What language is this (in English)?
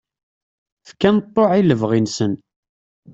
Kabyle